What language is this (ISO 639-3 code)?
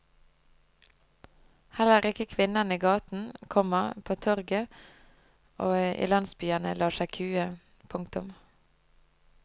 nor